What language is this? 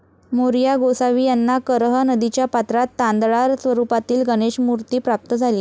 Marathi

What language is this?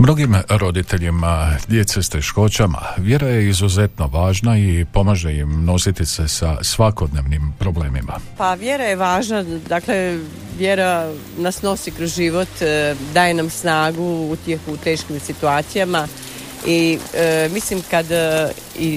Croatian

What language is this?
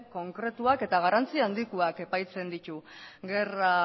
Basque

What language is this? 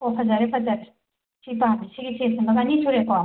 Manipuri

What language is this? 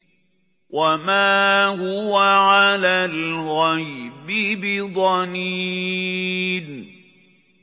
Arabic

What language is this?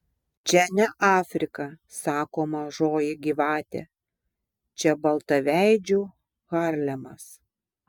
Lithuanian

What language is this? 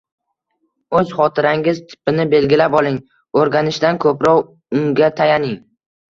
Uzbek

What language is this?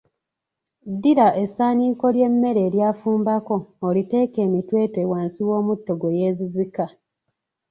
Ganda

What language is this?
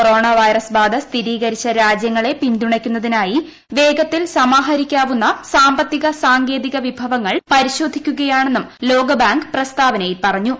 Malayalam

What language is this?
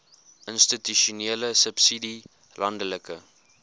Afrikaans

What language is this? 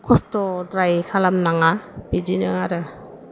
Bodo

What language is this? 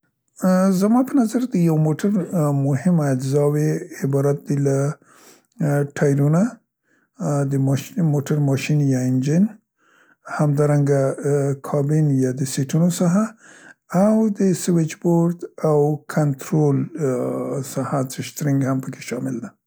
Central Pashto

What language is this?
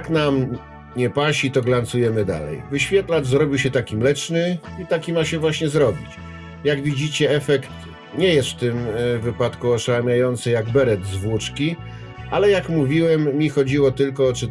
Polish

